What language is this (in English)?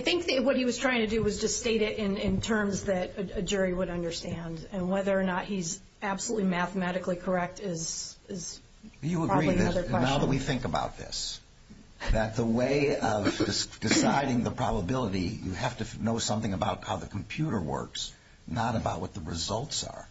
English